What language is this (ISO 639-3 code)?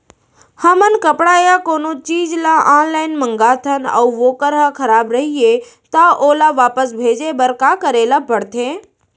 hne